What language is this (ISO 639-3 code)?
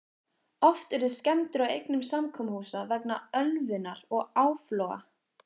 isl